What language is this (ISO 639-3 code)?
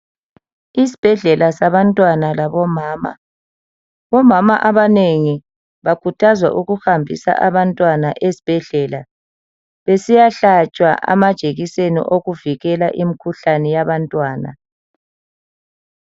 nde